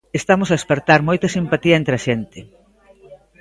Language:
Galician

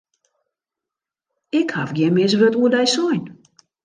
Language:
Western Frisian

